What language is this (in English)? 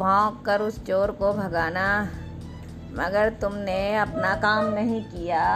Hindi